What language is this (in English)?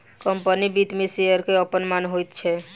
Maithili